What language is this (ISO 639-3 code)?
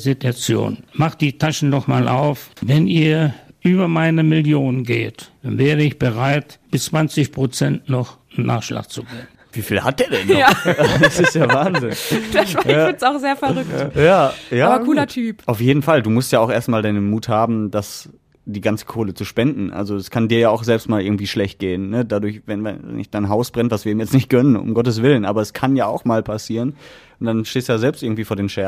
deu